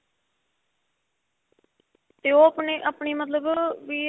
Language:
Punjabi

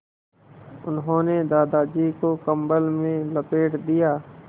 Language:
Hindi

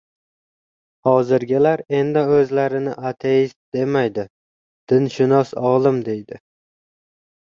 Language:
Uzbek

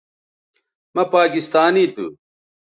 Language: Bateri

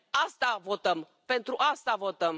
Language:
Romanian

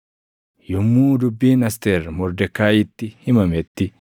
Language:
Oromo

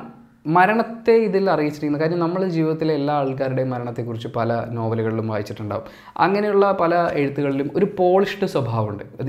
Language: Malayalam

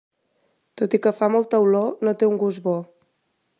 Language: Catalan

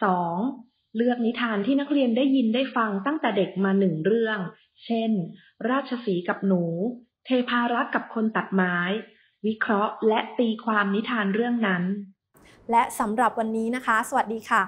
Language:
Thai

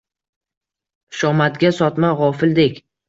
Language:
Uzbek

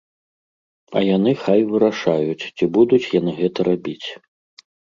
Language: Belarusian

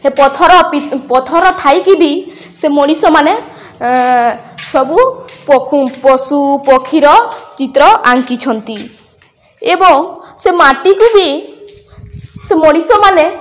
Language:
Odia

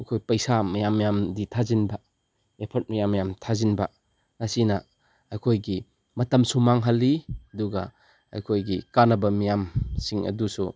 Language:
Manipuri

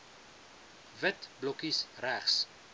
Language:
Afrikaans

